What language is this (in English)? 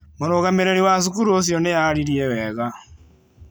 Kikuyu